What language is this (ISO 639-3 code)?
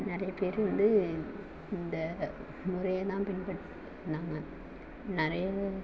tam